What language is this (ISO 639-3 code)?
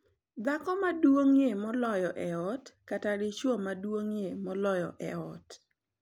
luo